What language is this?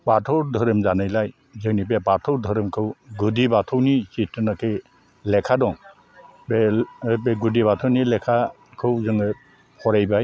Bodo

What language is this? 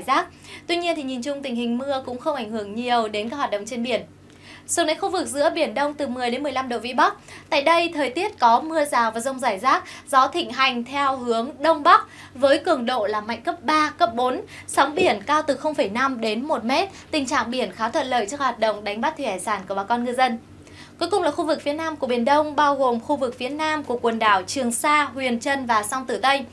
Vietnamese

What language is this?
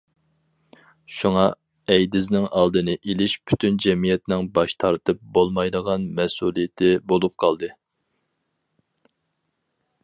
Uyghur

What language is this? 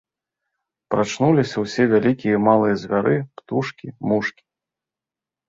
Belarusian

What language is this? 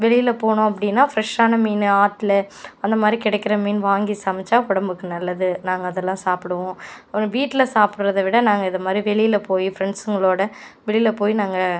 Tamil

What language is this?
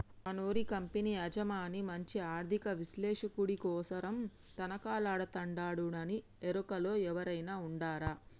Telugu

